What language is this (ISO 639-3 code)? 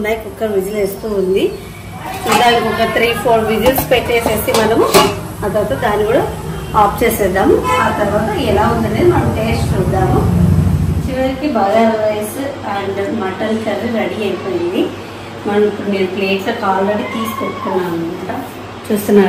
tel